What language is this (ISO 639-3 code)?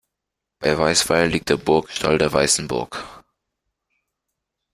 deu